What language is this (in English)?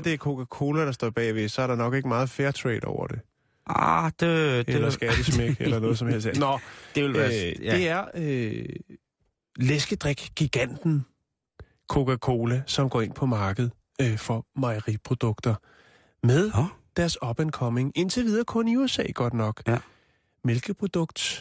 Danish